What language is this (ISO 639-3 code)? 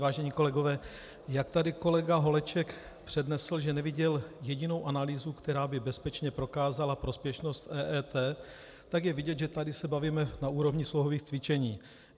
ces